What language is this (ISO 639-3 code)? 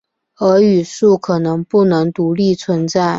zho